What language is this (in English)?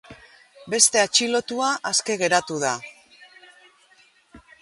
Basque